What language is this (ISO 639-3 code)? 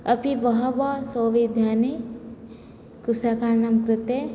san